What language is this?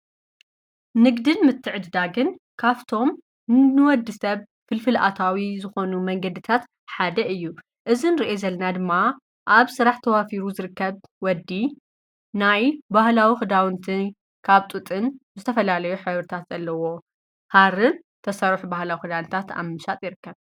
Tigrinya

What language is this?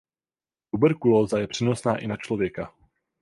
Czech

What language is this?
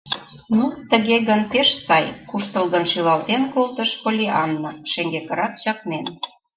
Mari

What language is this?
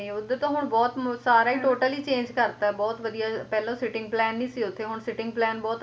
Punjabi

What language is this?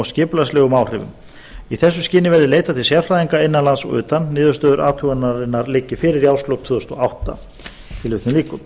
Icelandic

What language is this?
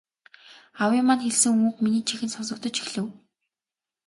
Mongolian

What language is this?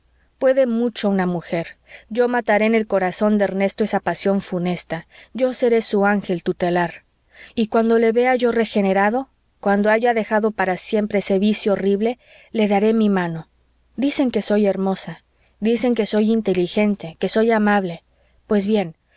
Spanish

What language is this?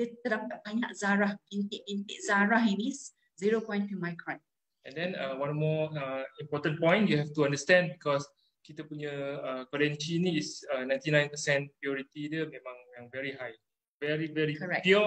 Malay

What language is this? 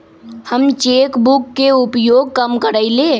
Magahi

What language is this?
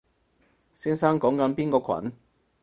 Cantonese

